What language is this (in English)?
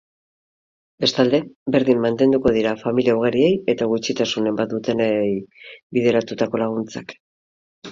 Basque